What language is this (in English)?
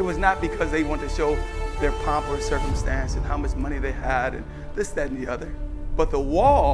English